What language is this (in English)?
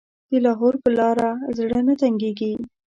Pashto